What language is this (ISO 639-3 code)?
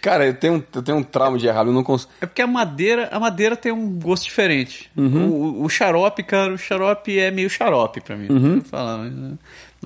por